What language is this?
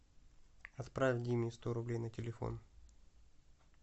Russian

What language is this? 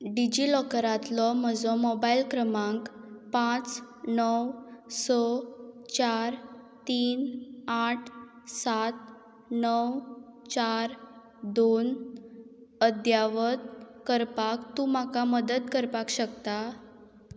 Konkani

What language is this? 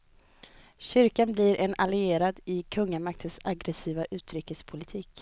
Swedish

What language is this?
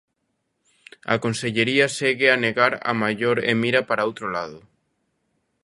Galician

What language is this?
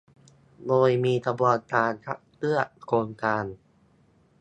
Thai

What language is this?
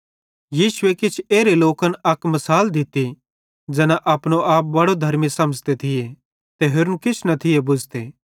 Bhadrawahi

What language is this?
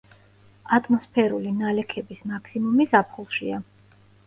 Georgian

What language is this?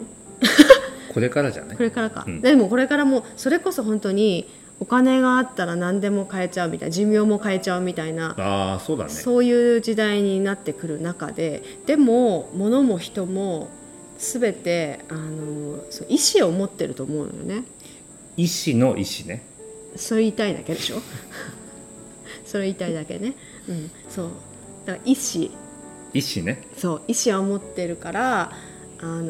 Japanese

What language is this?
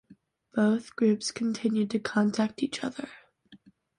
English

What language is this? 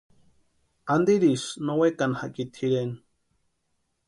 Western Highland Purepecha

